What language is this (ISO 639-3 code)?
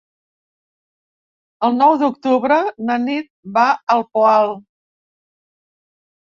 cat